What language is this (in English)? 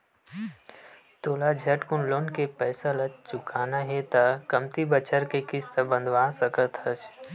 Chhattisgarhi